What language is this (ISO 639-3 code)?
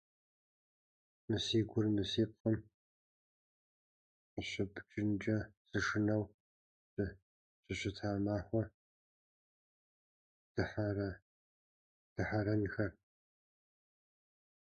kbd